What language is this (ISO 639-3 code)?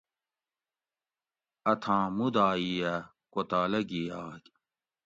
gwc